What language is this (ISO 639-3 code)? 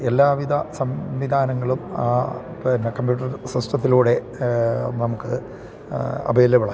mal